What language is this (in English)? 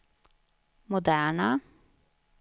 Swedish